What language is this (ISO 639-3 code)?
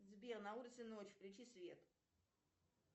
rus